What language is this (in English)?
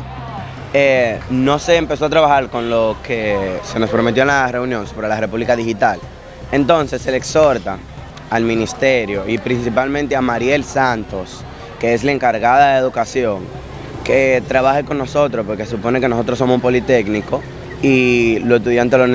Spanish